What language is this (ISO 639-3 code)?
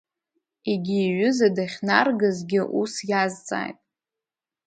abk